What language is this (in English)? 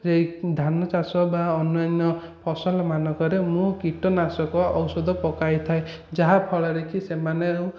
Odia